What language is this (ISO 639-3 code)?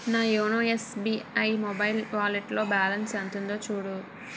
tel